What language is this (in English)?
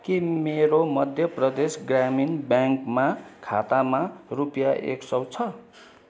Nepali